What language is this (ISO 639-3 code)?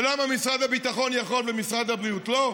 heb